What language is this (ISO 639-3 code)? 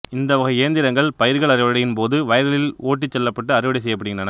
tam